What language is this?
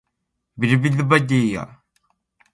Borgu Fulfulde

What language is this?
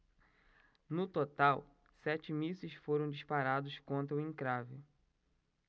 Portuguese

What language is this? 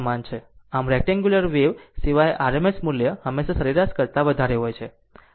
Gujarati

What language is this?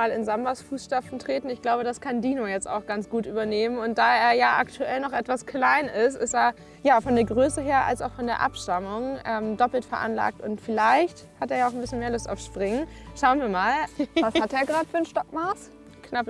German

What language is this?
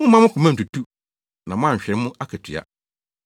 Akan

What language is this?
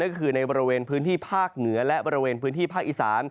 Thai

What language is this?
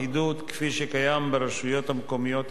Hebrew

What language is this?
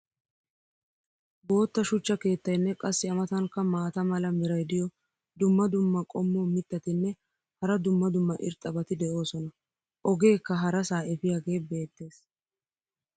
Wolaytta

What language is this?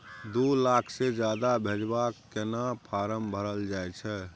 Maithili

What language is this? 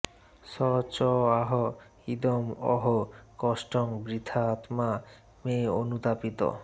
Bangla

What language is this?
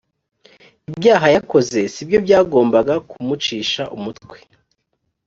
Kinyarwanda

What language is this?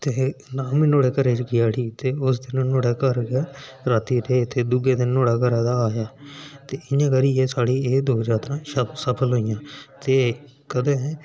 Dogri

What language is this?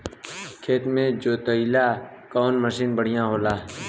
Bhojpuri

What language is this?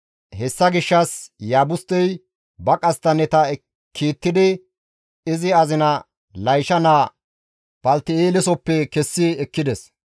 Gamo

